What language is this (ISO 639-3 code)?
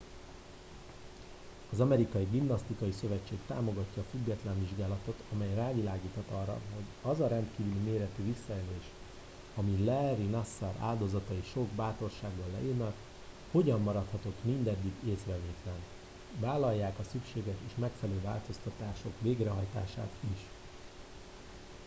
hun